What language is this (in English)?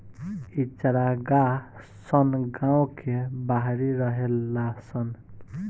Bhojpuri